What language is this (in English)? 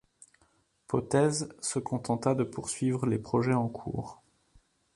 French